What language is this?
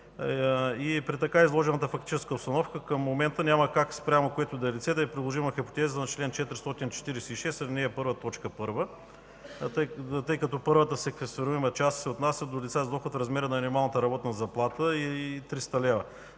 Bulgarian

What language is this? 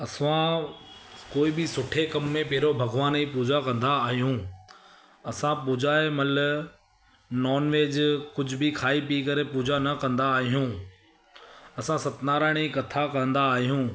Sindhi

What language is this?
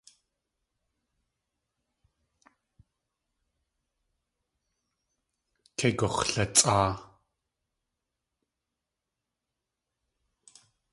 Tlingit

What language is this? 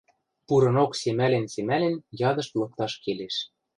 Western Mari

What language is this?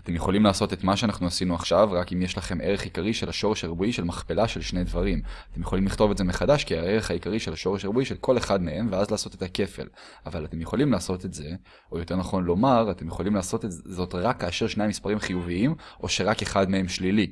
Hebrew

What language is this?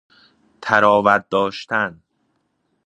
Persian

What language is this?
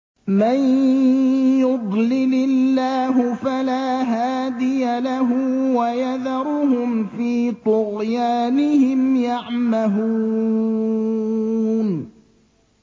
Arabic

